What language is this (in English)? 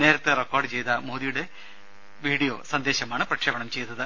Malayalam